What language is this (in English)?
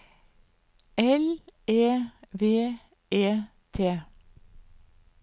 Norwegian